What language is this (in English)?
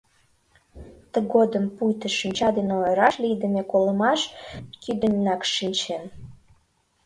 Mari